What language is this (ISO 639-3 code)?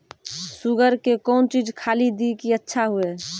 mai